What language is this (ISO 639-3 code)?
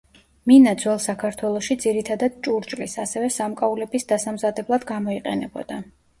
kat